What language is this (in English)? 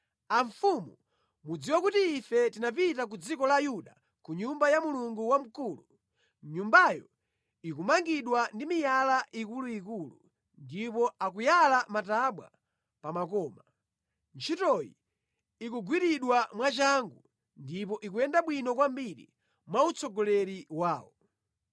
Nyanja